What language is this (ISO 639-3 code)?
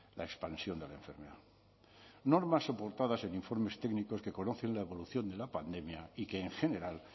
spa